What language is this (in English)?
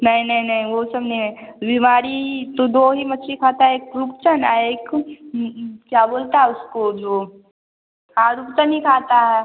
Hindi